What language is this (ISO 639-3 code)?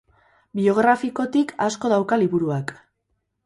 eus